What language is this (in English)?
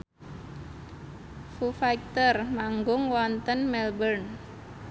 Javanese